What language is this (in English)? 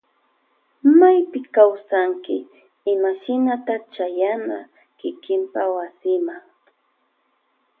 Loja Highland Quichua